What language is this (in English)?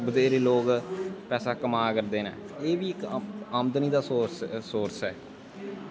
Dogri